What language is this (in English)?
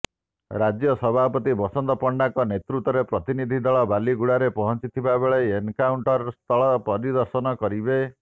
Odia